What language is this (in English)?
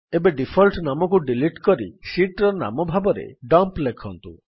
Odia